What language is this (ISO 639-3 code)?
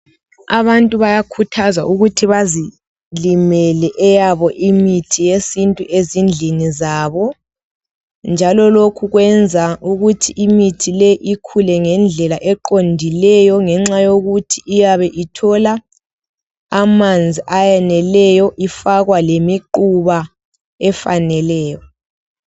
nde